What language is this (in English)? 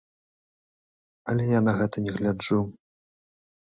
Belarusian